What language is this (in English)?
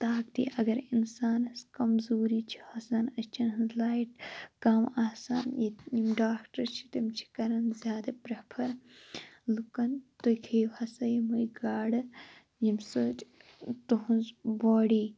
Kashmiri